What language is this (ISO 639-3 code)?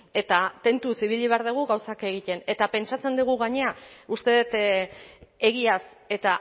eus